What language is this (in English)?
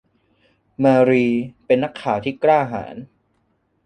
Thai